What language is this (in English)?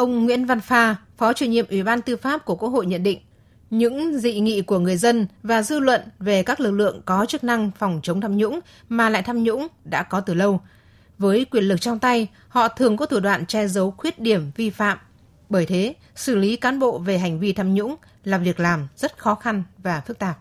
Vietnamese